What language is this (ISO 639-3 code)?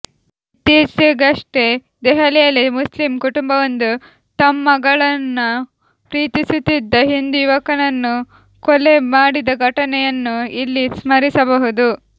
kan